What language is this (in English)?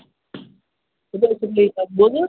Kashmiri